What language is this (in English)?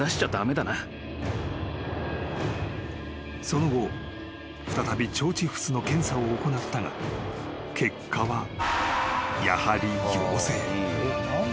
Japanese